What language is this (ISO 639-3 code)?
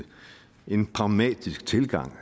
dan